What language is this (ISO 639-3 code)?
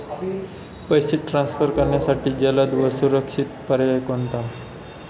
mar